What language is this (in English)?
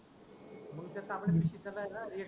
Marathi